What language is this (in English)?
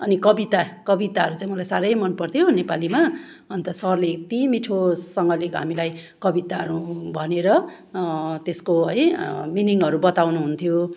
Nepali